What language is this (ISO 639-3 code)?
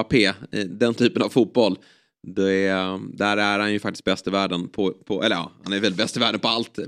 swe